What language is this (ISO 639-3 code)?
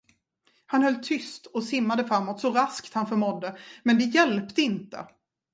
swe